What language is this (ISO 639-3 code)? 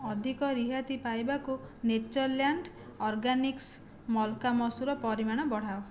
ori